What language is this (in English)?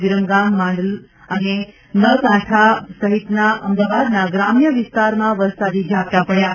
Gujarati